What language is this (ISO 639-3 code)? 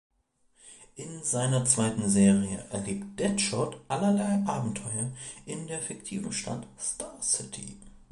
deu